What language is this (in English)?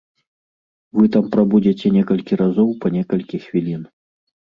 Belarusian